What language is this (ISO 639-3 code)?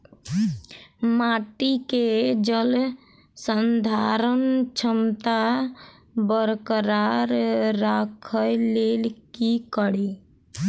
mai